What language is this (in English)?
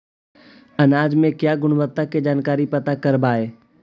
Magahi